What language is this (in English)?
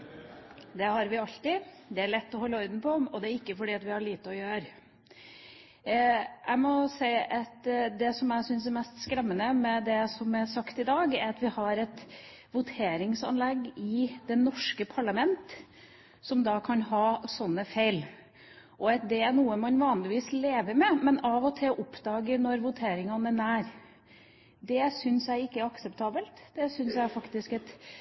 Norwegian Bokmål